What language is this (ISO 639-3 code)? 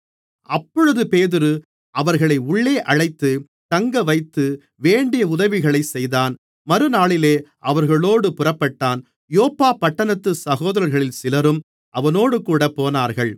tam